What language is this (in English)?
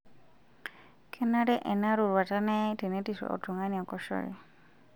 Masai